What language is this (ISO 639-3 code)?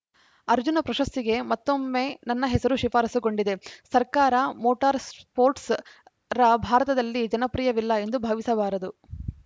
kan